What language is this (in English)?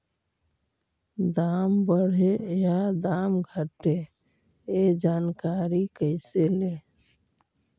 Magahi